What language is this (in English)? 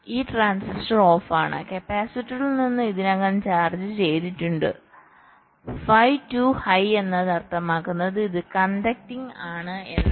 Malayalam